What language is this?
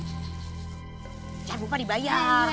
Indonesian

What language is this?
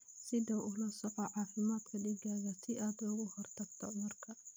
Somali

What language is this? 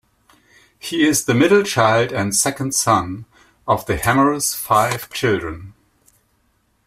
English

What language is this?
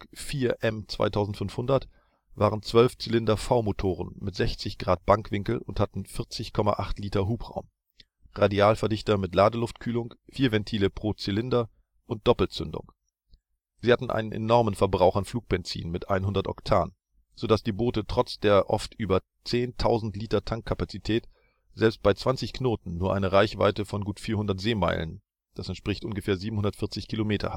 German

